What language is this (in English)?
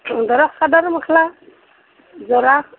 Assamese